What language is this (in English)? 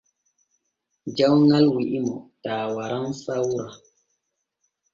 Borgu Fulfulde